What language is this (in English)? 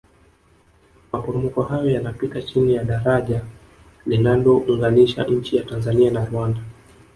Swahili